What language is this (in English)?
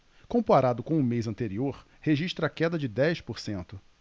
Portuguese